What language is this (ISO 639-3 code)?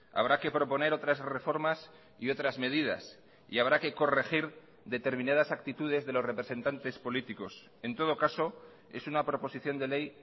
spa